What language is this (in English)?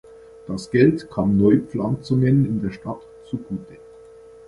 German